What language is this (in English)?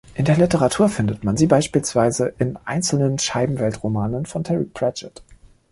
German